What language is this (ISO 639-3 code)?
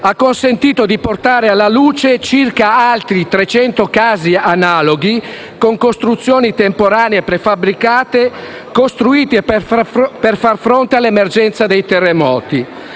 ita